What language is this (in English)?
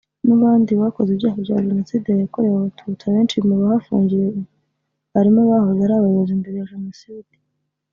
Kinyarwanda